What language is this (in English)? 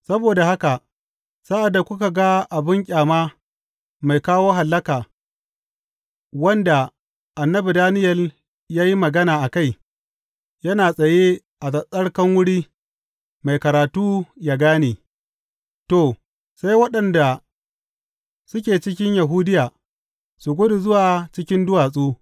Hausa